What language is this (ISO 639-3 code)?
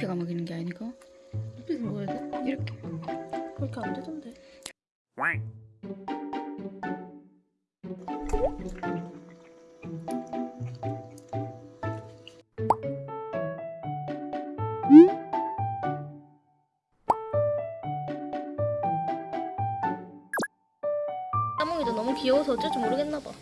kor